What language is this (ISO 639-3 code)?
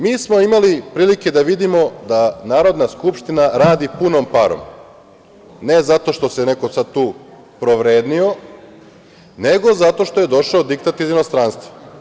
srp